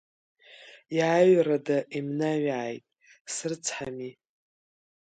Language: Abkhazian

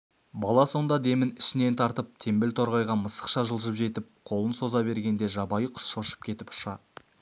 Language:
Kazakh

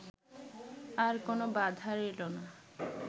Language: Bangla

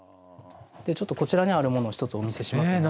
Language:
Japanese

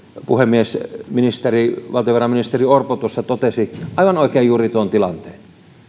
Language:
Finnish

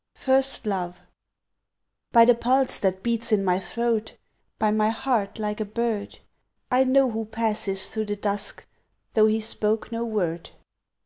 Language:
English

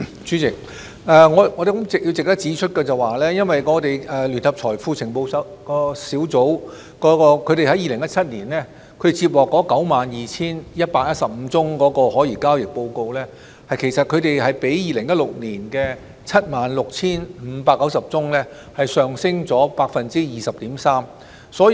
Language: Cantonese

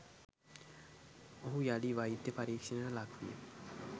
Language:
Sinhala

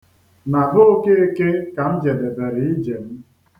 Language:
Igbo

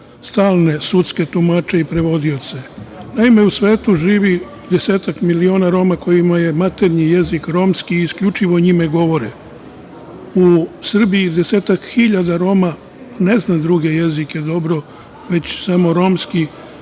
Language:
Serbian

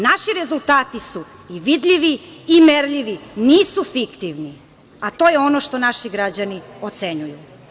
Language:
Serbian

